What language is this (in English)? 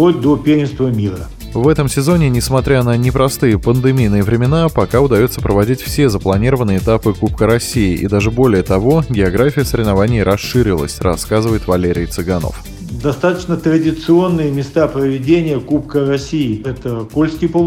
Russian